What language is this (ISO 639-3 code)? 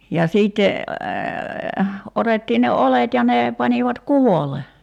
fin